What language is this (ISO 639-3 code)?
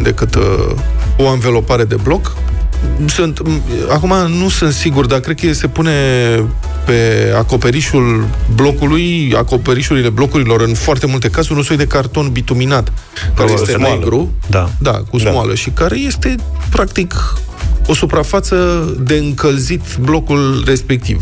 ron